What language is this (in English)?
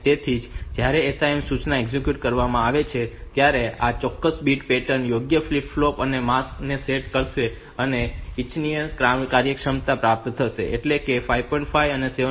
Gujarati